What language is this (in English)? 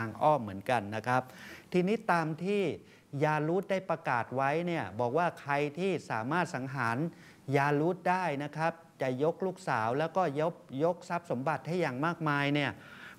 Thai